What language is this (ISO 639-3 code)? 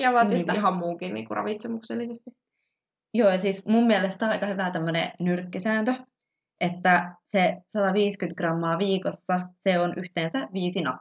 fin